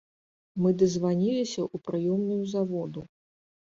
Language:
Belarusian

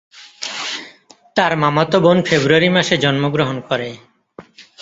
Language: Bangla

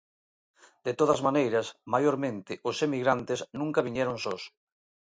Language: Galician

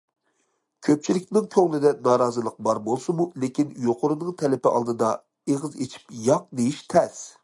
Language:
Uyghur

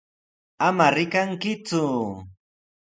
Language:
Sihuas Ancash Quechua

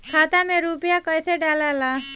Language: Bhojpuri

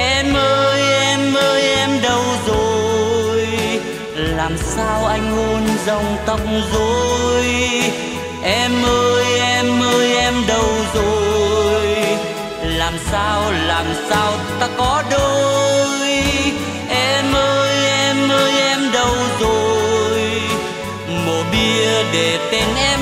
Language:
Vietnamese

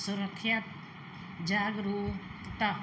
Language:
Punjabi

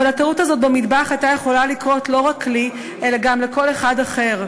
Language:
Hebrew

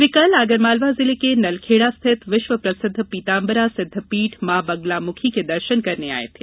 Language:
Hindi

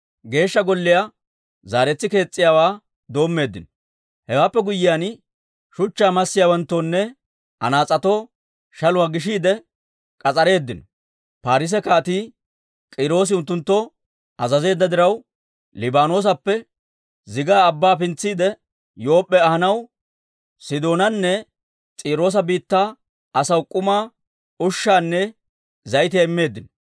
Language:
Dawro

